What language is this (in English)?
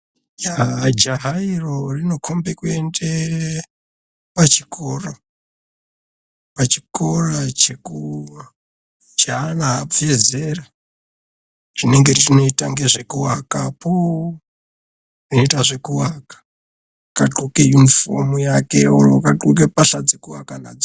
Ndau